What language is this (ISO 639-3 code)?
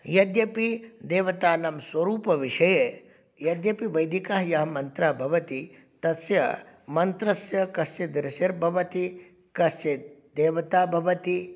san